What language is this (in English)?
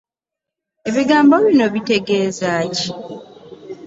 Ganda